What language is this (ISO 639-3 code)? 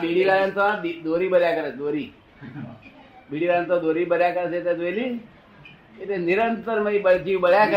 guj